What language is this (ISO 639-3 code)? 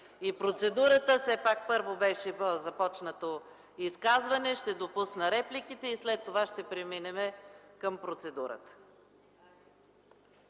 bul